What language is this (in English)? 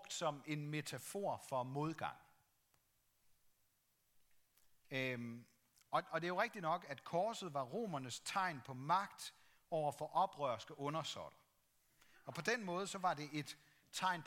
Danish